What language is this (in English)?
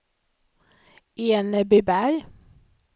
Swedish